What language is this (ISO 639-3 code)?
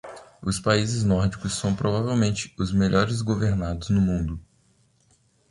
por